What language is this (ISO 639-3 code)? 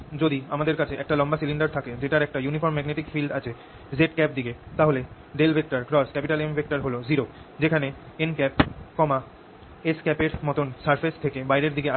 ben